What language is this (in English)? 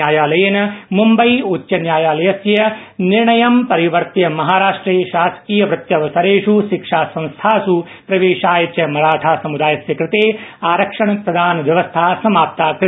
Sanskrit